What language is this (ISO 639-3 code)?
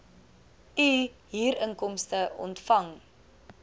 afr